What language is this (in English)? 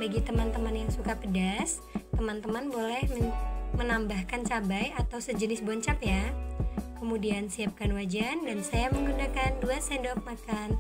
Indonesian